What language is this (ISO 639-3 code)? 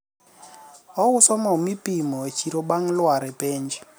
luo